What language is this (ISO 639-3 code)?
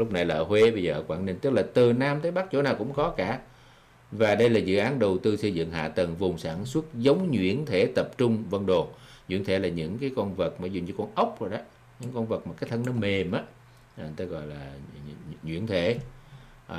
vie